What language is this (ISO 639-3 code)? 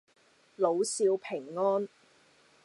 yue